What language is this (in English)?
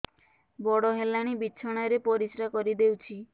Odia